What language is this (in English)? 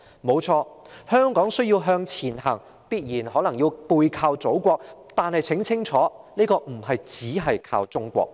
Cantonese